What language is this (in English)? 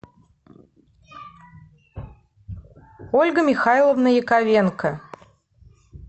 Russian